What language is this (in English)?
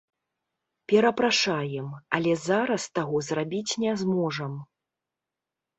Belarusian